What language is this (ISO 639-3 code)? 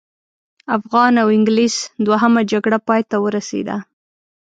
pus